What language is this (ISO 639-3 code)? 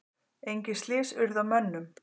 isl